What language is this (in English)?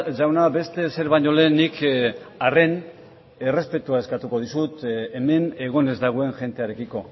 Basque